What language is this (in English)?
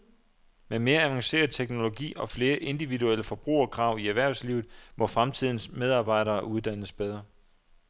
Danish